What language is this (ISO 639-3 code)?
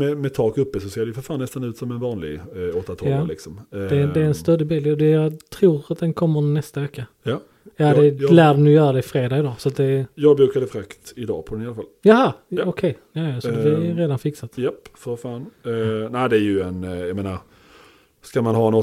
swe